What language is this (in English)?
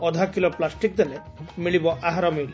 Odia